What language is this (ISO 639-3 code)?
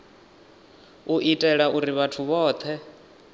ven